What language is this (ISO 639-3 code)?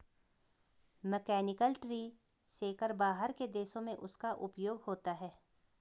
hin